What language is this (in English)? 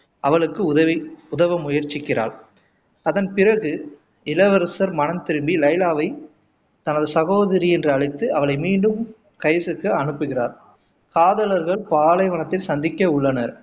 Tamil